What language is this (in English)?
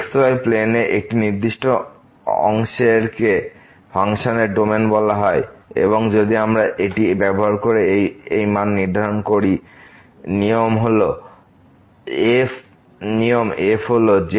Bangla